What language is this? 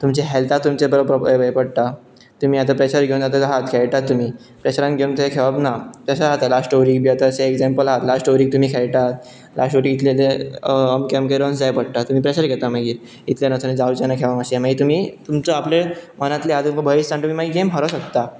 Konkani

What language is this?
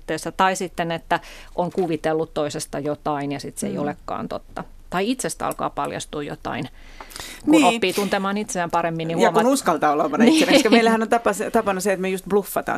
Finnish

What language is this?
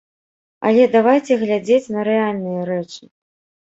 Belarusian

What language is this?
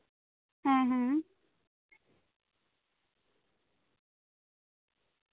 Santali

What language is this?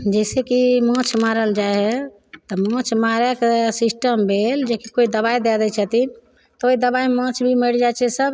Maithili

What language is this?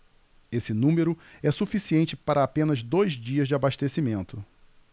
Portuguese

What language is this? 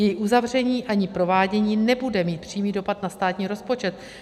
Czech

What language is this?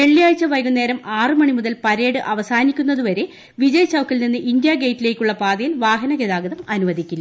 Malayalam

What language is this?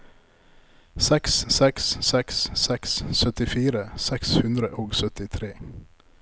Norwegian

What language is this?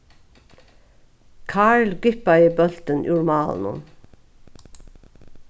Faroese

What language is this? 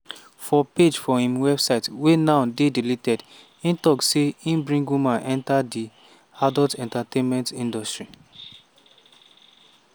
Nigerian Pidgin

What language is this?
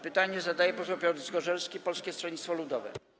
Polish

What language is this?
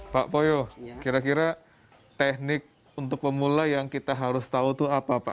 Indonesian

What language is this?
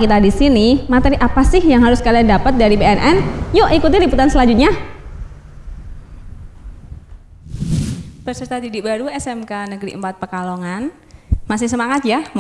Indonesian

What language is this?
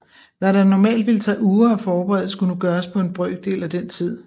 Danish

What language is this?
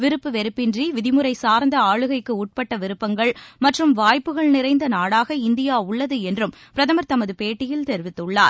Tamil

